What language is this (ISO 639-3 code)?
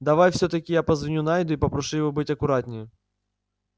rus